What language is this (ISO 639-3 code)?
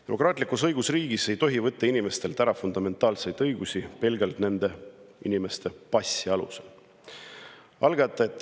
est